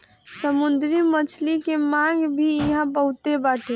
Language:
Bhojpuri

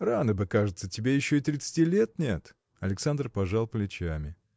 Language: Russian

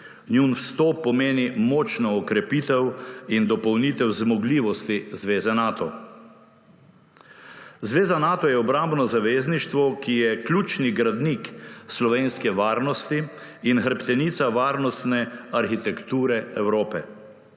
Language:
Slovenian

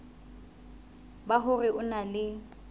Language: Southern Sotho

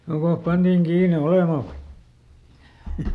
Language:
Finnish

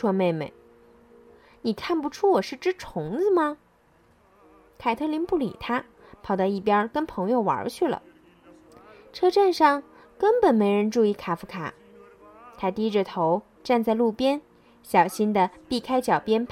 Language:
Chinese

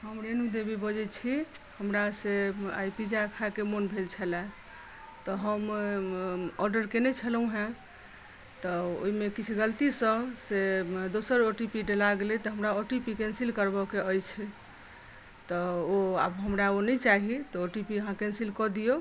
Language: Maithili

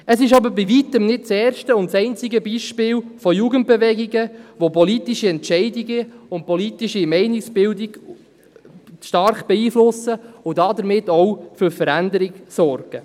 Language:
Swiss German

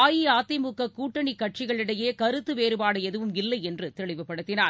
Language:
Tamil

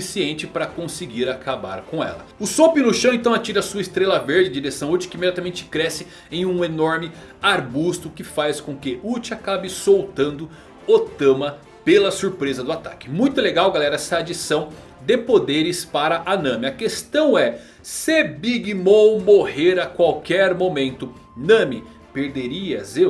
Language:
Portuguese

